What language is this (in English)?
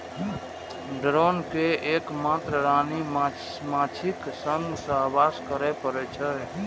Maithili